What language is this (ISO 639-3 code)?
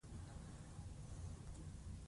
pus